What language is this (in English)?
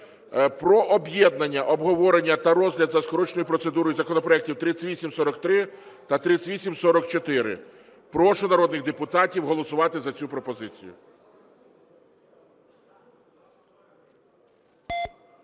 Ukrainian